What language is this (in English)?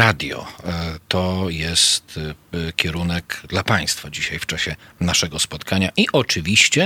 Polish